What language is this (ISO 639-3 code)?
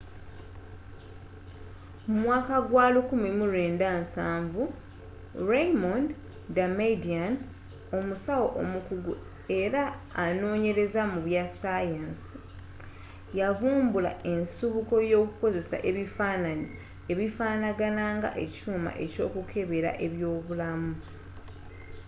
lug